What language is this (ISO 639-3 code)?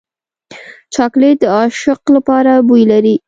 pus